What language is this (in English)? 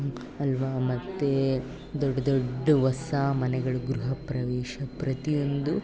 Kannada